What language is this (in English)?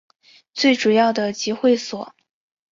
Chinese